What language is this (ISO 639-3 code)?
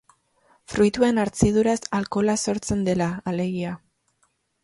eus